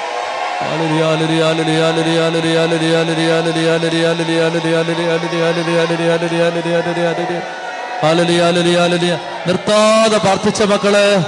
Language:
Malayalam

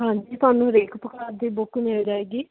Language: Punjabi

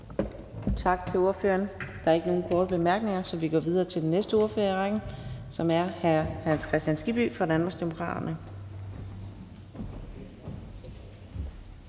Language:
Danish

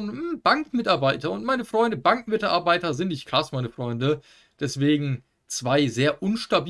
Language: German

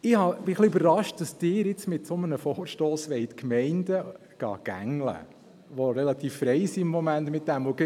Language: Swiss German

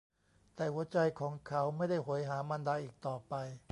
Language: Thai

